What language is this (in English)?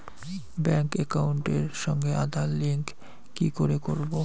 Bangla